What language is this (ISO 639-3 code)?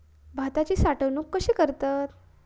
mar